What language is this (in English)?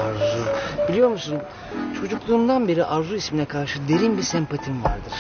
Turkish